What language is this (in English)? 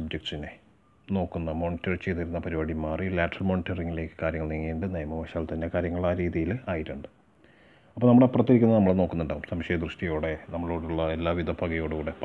Malayalam